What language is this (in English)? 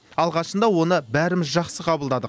Kazakh